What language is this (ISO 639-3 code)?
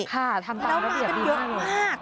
tha